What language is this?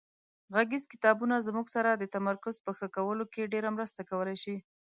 Pashto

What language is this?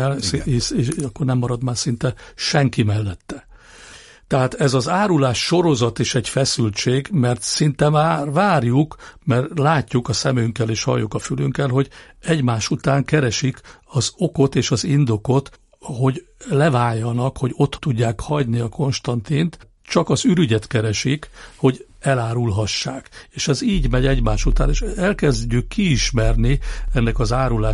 Hungarian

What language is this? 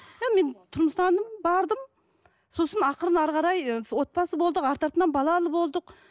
Kazakh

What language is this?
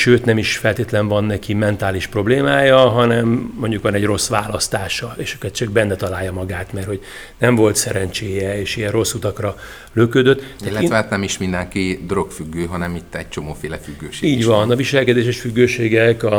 Hungarian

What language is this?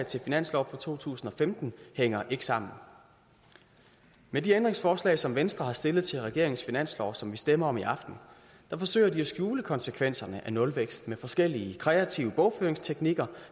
Danish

